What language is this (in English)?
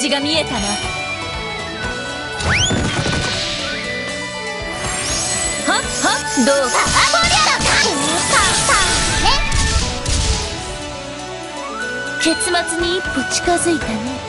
Japanese